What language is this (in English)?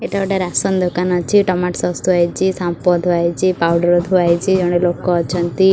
Odia